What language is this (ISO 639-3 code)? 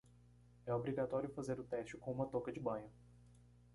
por